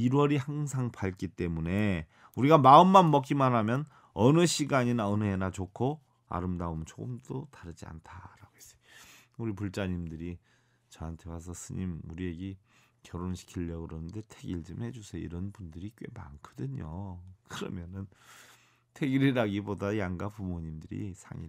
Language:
Korean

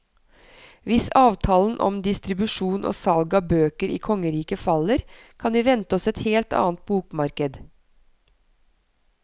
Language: Norwegian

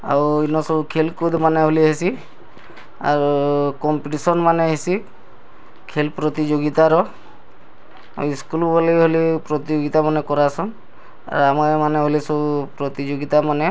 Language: Odia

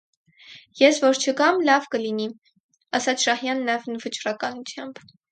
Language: Armenian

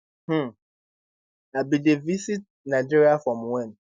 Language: Nigerian Pidgin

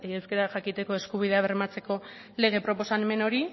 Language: Basque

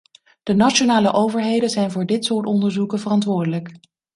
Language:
Dutch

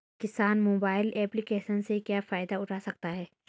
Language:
Hindi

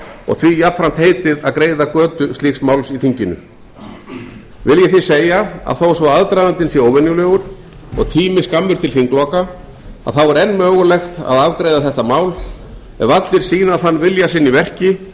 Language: Icelandic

